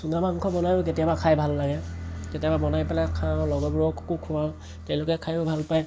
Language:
Assamese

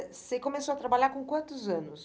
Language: Portuguese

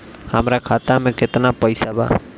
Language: Bhojpuri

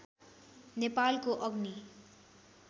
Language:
Nepali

